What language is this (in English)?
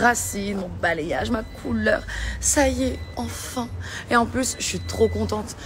French